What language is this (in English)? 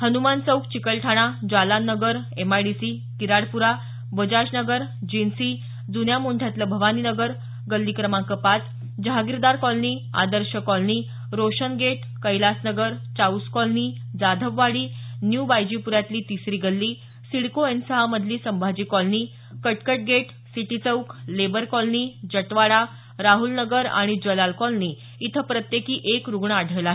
Marathi